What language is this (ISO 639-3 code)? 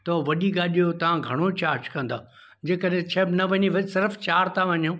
snd